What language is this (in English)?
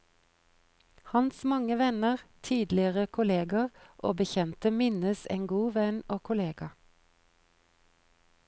Norwegian